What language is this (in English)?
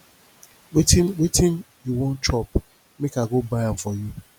Nigerian Pidgin